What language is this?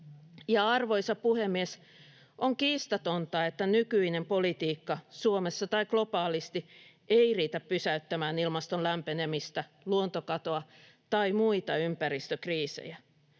Finnish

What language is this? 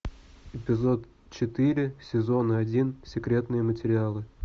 Russian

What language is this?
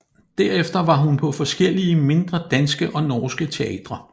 Danish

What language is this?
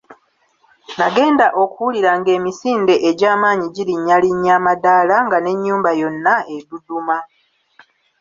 Ganda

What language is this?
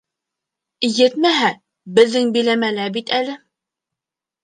Bashkir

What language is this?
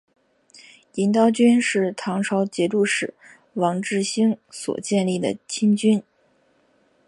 Chinese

